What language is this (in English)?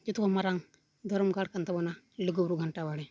Santali